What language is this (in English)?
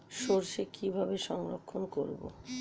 Bangla